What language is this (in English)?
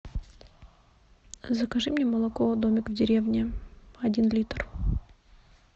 Russian